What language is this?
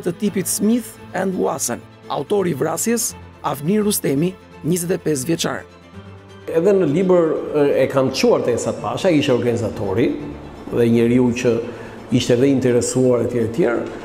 Romanian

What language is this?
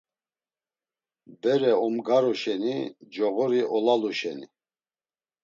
Laz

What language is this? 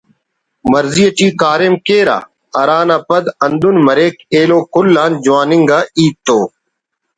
Brahui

